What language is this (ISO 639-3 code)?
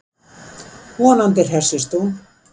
isl